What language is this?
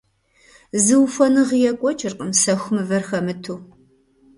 Kabardian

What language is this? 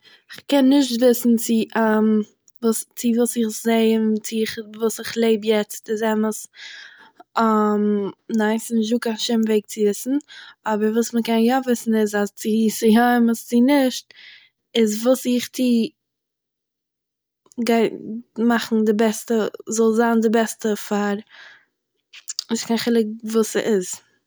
Yiddish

